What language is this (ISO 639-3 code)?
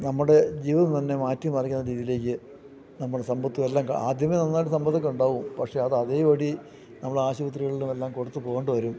mal